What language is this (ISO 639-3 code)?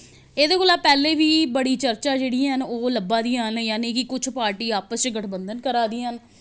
doi